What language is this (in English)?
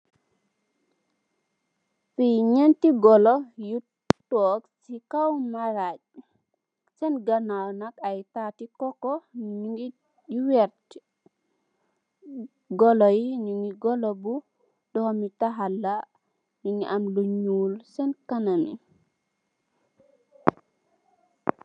Wolof